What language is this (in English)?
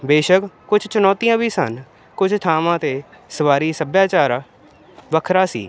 Punjabi